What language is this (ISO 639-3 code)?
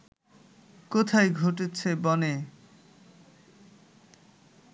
ben